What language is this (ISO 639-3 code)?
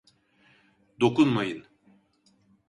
tur